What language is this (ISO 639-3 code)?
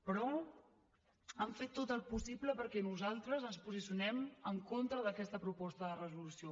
cat